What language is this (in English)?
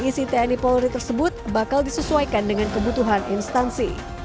Indonesian